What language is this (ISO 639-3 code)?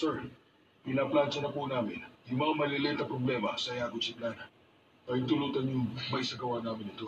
fil